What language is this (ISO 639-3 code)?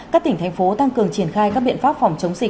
vie